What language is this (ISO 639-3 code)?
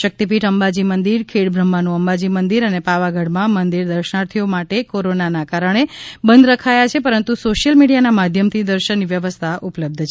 guj